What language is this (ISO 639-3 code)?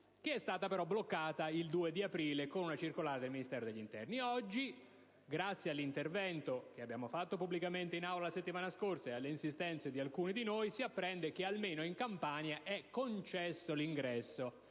ita